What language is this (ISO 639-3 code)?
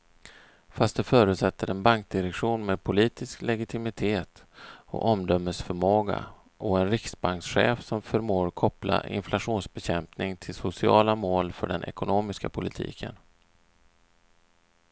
swe